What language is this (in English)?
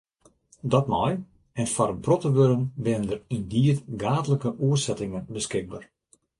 Western Frisian